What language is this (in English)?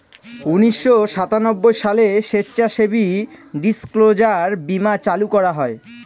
Bangla